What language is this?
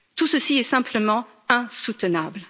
French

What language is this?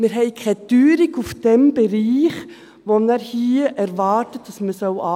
Swiss German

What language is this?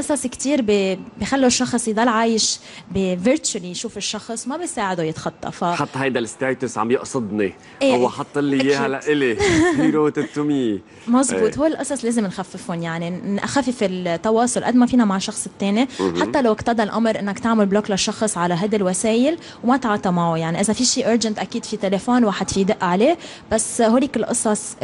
Arabic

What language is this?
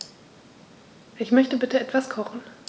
German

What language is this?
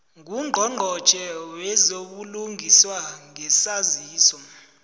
South Ndebele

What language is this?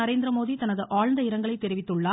Tamil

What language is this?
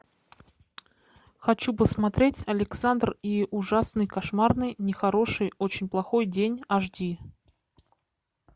Russian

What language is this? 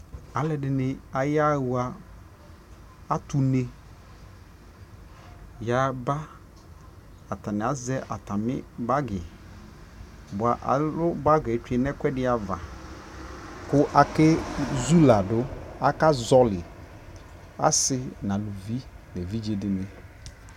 Ikposo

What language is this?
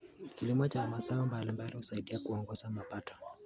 Kalenjin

